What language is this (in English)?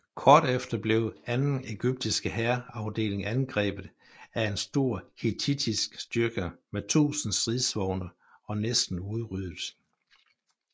Danish